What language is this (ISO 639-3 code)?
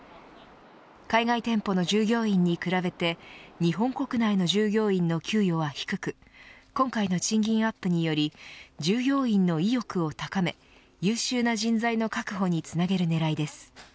jpn